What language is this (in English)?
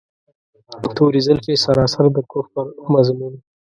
Pashto